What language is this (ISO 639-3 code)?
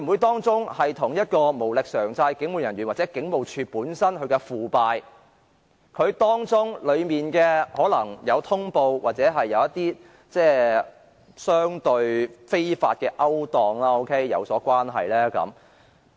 yue